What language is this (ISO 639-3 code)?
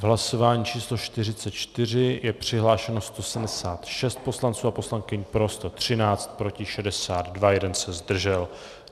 ces